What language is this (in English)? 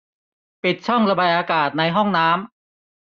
Thai